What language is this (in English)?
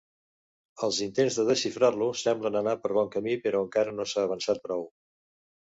Catalan